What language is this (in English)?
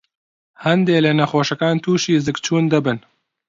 Central Kurdish